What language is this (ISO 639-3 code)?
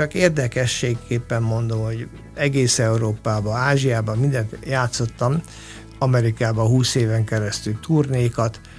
hun